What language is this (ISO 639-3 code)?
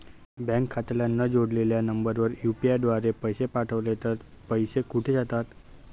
mar